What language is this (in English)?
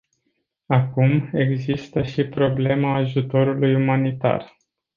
Romanian